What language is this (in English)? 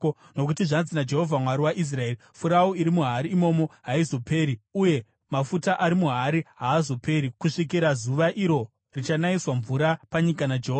Shona